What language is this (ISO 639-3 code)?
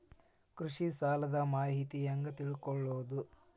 kan